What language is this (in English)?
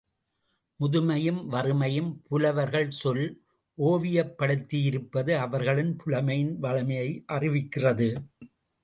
Tamil